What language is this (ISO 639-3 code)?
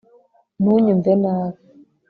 kin